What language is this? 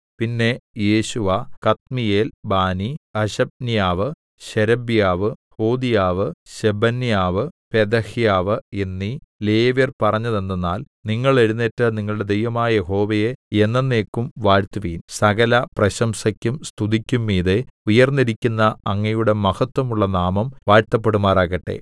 Malayalam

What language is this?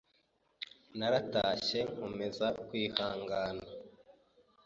Kinyarwanda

